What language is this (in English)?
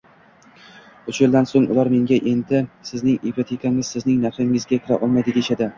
Uzbek